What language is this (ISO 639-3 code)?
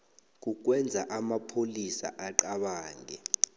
nbl